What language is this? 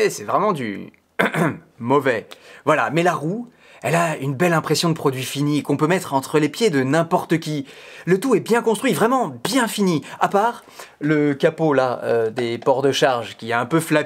French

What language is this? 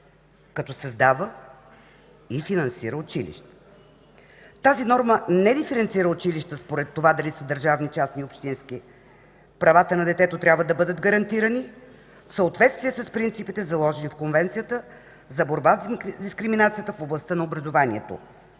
Bulgarian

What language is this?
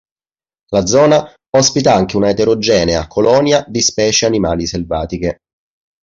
Italian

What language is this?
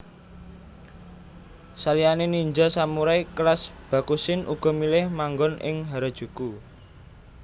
Javanese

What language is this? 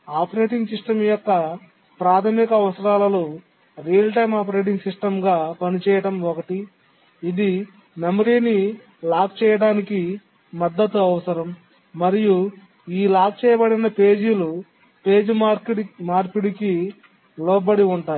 Telugu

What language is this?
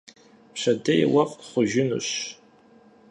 Kabardian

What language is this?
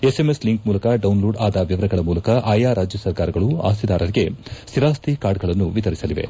Kannada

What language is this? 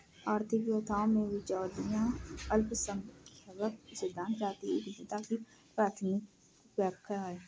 Hindi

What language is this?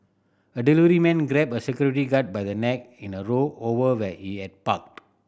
English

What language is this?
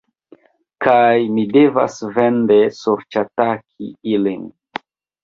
Esperanto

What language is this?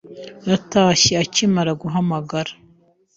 Kinyarwanda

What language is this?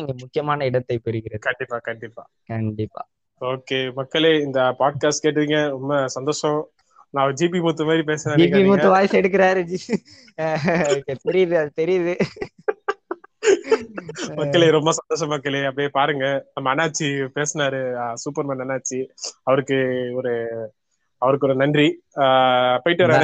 Tamil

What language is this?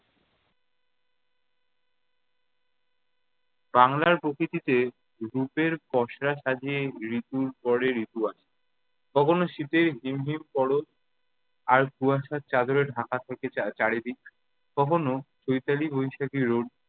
Bangla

